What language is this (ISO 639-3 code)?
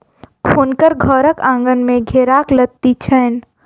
mai